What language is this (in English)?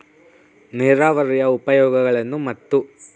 Kannada